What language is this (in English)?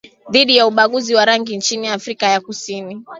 Swahili